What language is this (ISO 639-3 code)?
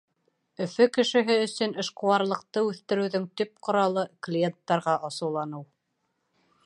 bak